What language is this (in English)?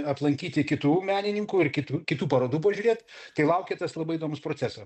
Lithuanian